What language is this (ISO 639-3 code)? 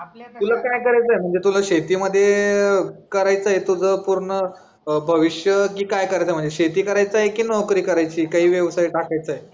mar